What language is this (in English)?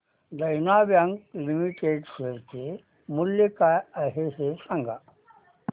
Marathi